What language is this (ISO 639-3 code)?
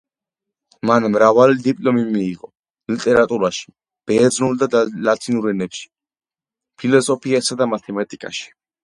kat